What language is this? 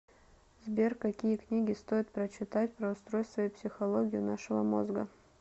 Russian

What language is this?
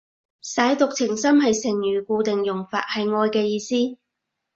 Cantonese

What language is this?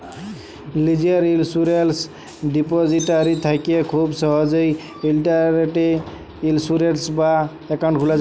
Bangla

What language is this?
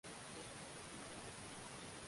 Swahili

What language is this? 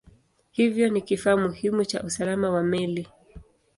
Swahili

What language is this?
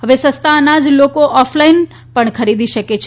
Gujarati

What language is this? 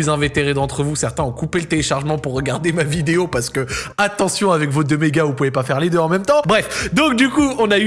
French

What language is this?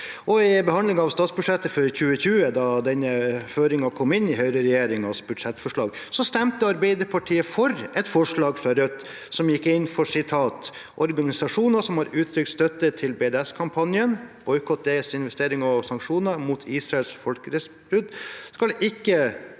Norwegian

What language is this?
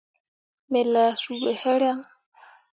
Mundang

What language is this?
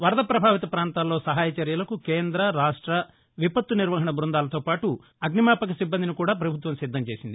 Telugu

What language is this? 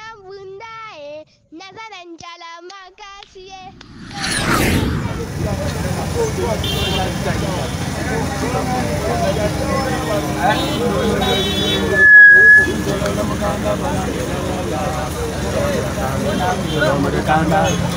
Indonesian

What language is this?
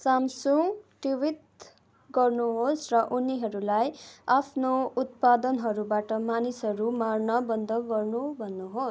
Nepali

